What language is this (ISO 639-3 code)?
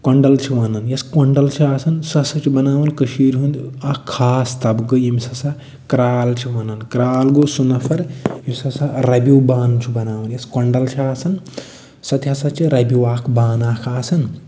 kas